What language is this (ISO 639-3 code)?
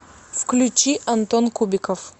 rus